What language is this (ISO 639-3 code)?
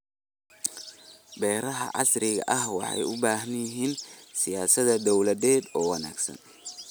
som